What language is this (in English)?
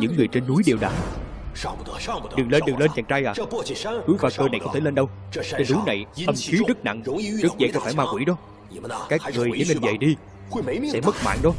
Vietnamese